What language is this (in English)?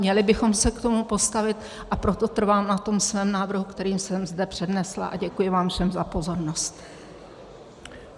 Czech